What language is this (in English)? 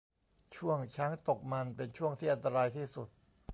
Thai